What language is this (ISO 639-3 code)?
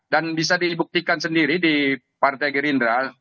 ind